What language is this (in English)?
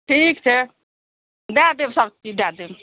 Maithili